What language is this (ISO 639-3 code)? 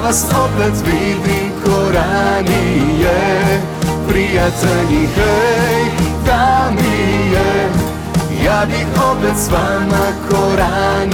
hrv